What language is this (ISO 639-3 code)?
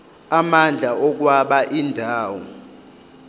zul